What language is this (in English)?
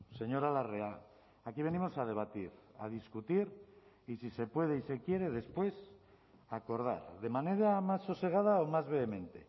Spanish